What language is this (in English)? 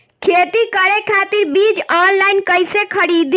Bhojpuri